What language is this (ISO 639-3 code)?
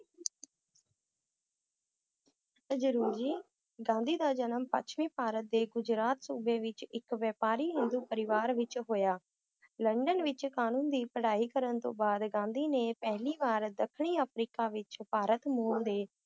pan